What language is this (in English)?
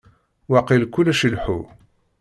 Kabyle